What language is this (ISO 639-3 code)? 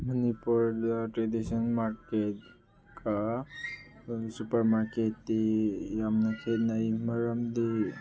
mni